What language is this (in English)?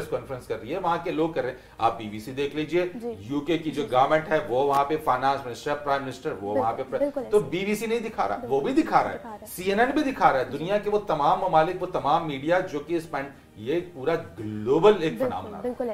Hindi